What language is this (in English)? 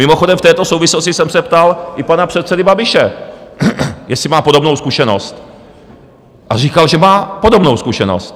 Czech